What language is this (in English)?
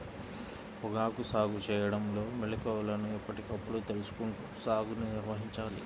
Telugu